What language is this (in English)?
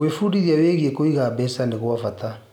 Kikuyu